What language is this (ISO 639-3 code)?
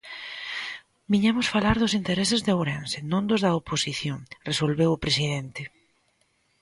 glg